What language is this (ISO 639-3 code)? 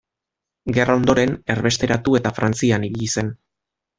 eus